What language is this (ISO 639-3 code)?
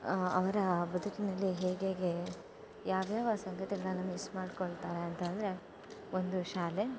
kan